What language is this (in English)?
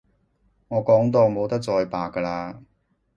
Cantonese